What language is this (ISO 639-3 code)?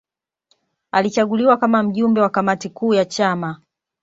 swa